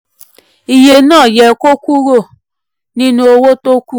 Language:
Yoruba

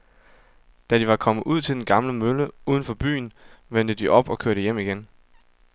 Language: Danish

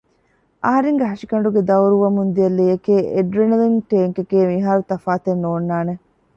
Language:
Divehi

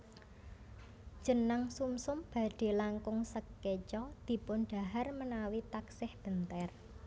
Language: Javanese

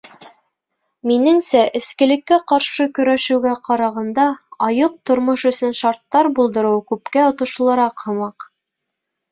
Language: Bashkir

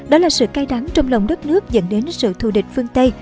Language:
Vietnamese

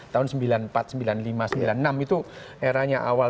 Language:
Indonesian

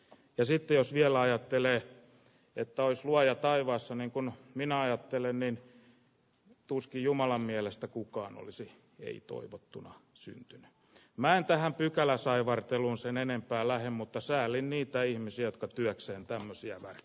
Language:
Finnish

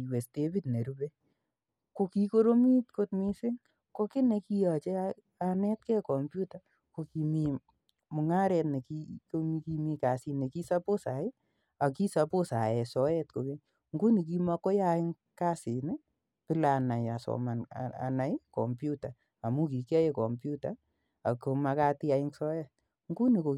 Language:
Kalenjin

